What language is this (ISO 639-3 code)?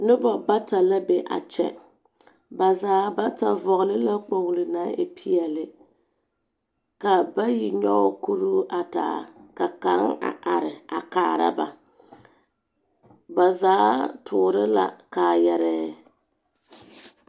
dga